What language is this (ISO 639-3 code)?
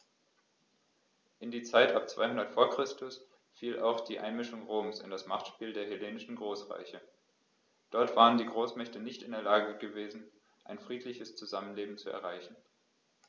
deu